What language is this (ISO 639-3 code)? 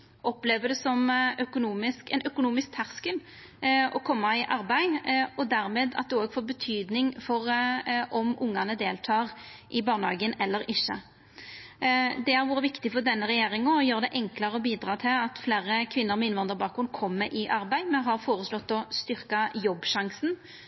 nno